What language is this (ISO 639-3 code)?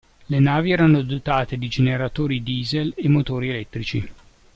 ita